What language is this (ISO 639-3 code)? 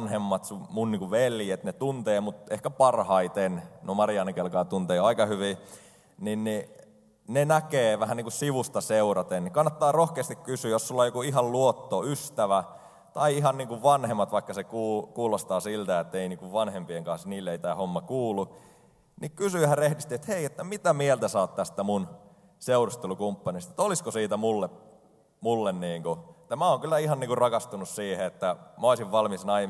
fin